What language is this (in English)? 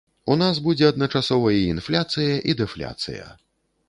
Belarusian